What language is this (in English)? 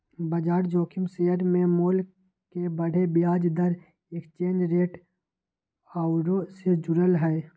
Magahi